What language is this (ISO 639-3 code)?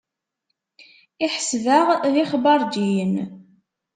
kab